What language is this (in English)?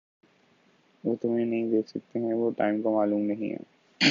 Urdu